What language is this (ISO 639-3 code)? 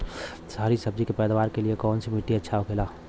bho